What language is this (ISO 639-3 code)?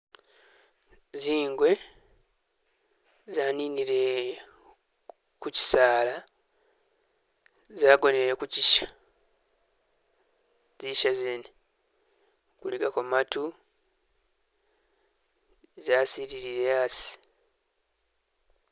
myx